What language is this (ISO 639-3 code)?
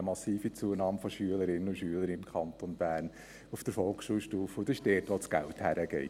gsw